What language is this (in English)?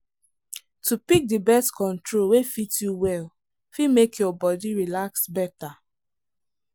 Nigerian Pidgin